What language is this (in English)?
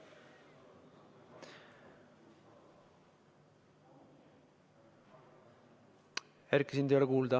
Estonian